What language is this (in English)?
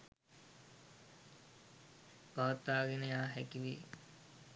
Sinhala